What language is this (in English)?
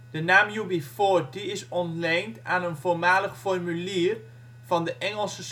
Dutch